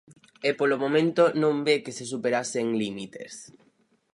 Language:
Galician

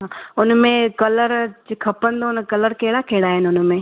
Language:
Sindhi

